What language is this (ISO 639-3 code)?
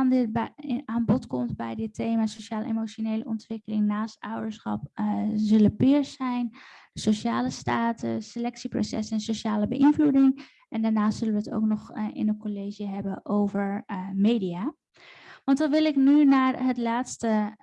nld